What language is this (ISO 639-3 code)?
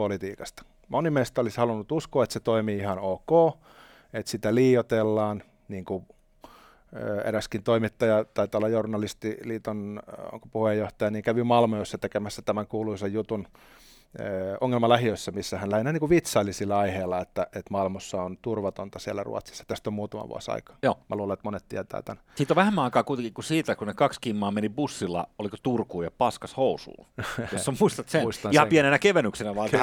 fin